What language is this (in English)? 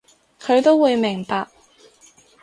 Cantonese